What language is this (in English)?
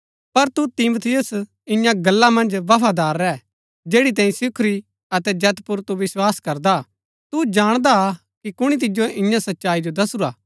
Gaddi